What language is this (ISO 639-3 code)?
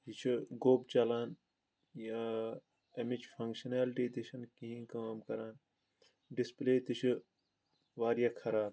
kas